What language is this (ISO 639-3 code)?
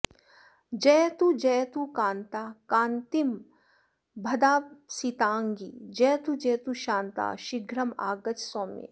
san